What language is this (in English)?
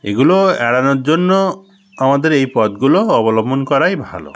Bangla